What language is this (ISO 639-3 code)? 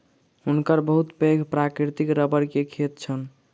mai